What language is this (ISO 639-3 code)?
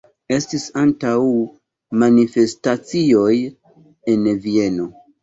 epo